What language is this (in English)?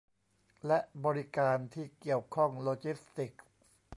Thai